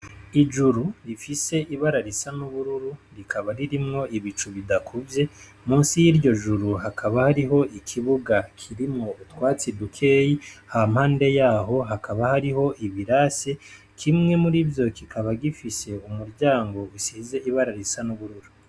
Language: Rundi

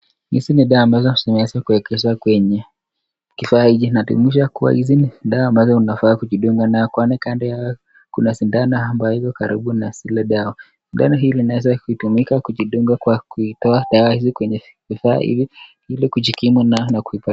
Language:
Swahili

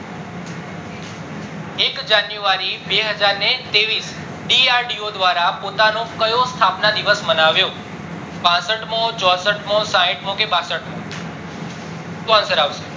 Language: Gujarati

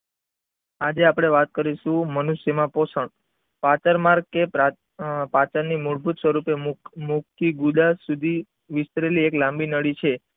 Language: Gujarati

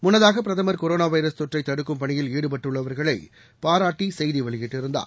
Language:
Tamil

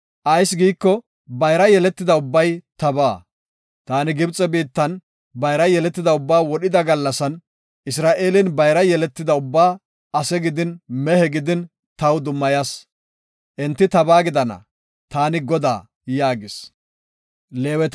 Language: Gofa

